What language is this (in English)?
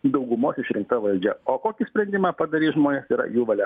Lithuanian